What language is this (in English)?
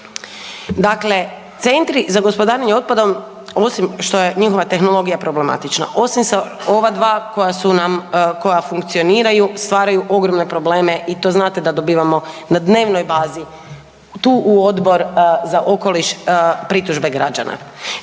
Croatian